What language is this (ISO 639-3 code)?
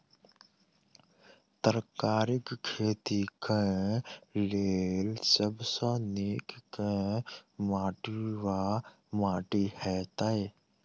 mai